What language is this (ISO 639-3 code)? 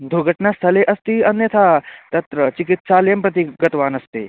san